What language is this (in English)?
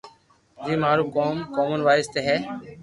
Loarki